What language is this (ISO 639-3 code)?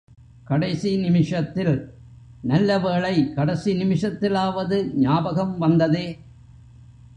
tam